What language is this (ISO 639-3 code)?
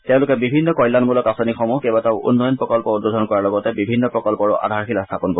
asm